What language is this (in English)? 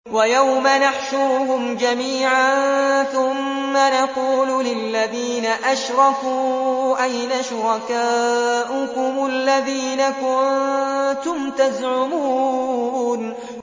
Arabic